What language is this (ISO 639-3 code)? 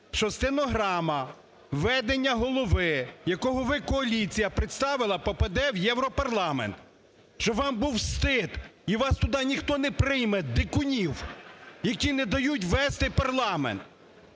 ukr